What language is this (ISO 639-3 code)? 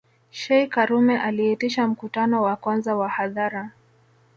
swa